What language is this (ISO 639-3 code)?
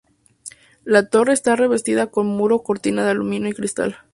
spa